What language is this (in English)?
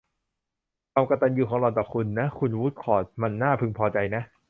Thai